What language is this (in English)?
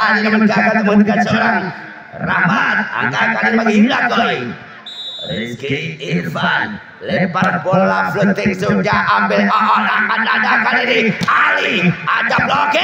Indonesian